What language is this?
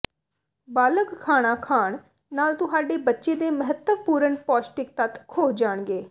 Punjabi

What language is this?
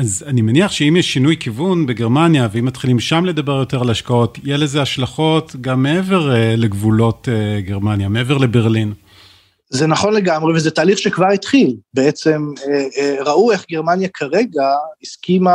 Hebrew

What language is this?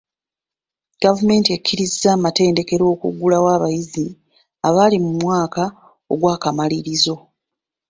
Ganda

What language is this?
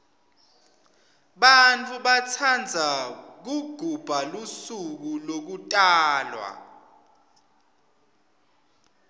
Swati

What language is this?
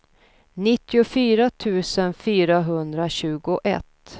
Swedish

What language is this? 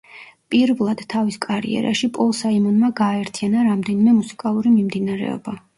Georgian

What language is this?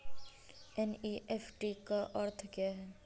Hindi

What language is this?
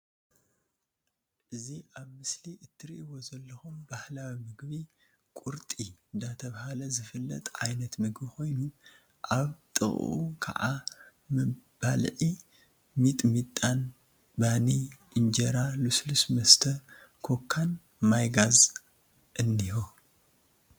Tigrinya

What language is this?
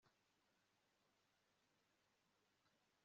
Kinyarwanda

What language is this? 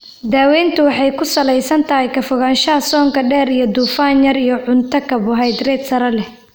Somali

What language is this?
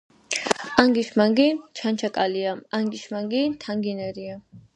Georgian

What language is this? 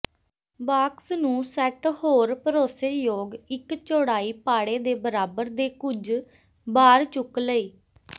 Punjabi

